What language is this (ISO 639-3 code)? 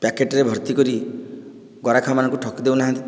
ori